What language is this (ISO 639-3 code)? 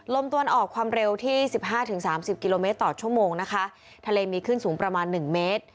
tha